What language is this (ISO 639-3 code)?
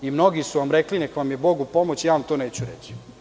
srp